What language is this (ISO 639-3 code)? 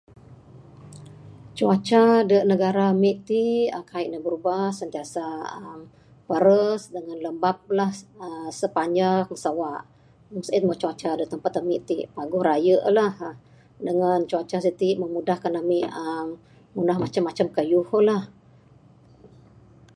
sdo